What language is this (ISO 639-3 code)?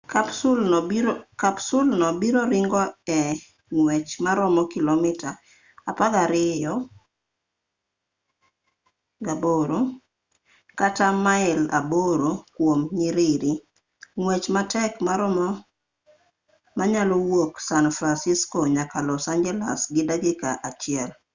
luo